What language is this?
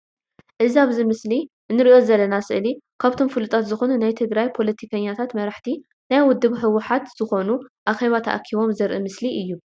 Tigrinya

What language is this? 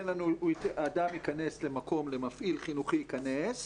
Hebrew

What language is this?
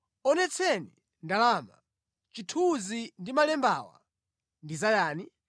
Nyanja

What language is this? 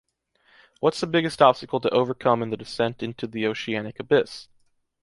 English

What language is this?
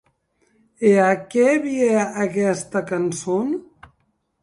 Occitan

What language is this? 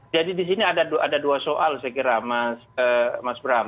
Indonesian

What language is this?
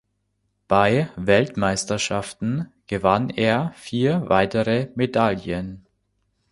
German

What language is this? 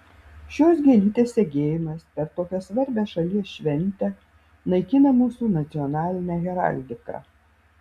Lithuanian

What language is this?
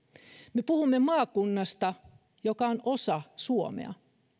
Finnish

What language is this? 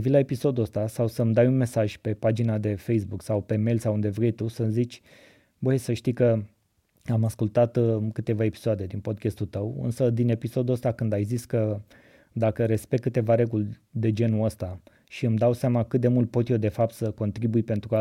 Romanian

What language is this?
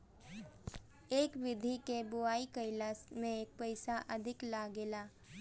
Bhojpuri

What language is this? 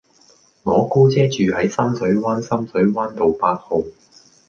Cantonese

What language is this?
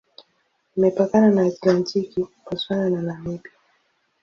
Swahili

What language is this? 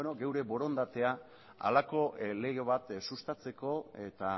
Basque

